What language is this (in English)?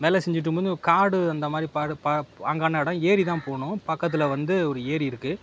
Tamil